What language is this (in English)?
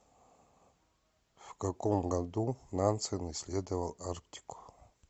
Russian